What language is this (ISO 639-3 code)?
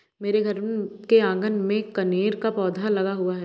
hin